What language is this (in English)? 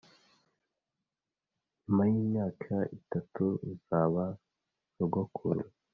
Kinyarwanda